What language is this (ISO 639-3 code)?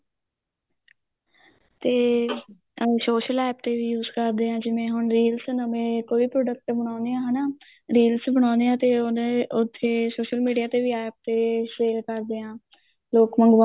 pan